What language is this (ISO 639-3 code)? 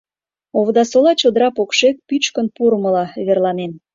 chm